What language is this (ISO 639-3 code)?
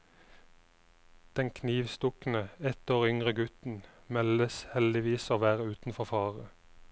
nor